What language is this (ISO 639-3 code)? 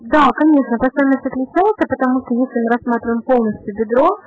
rus